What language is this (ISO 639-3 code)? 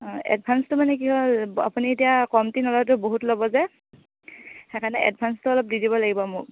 asm